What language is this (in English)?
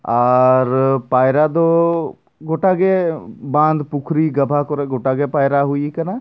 Santali